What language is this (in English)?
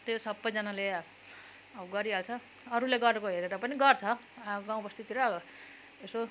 Nepali